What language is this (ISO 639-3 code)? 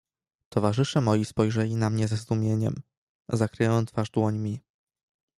pol